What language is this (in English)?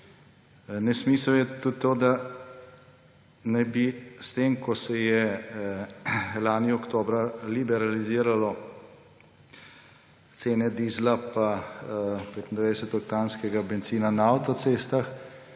Slovenian